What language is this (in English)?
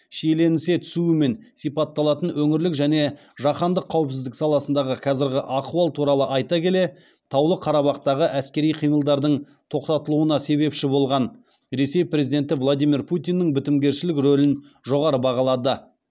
Kazakh